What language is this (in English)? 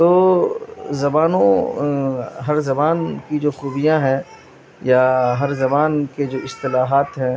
Urdu